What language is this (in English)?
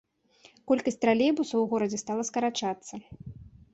Belarusian